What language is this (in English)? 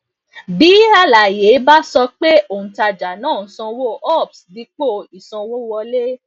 Yoruba